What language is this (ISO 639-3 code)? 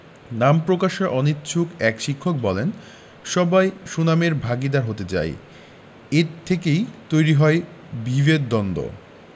ben